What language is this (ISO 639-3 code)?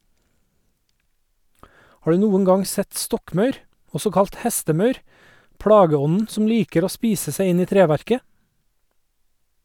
nor